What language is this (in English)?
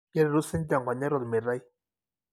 Masai